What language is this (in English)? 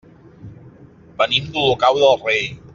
Catalan